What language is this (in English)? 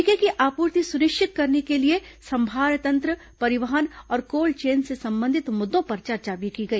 Hindi